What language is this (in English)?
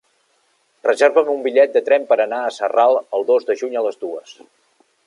Catalan